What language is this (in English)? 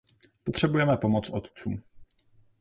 Czech